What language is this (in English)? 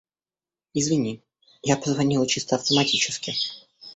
Russian